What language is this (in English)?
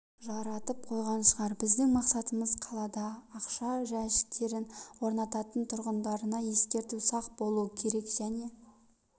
Kazakh